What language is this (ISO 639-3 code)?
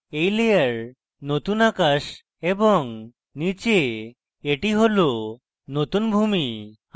ben